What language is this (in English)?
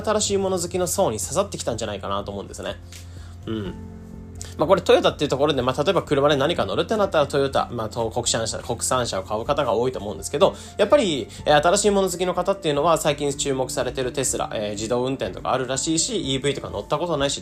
Japanese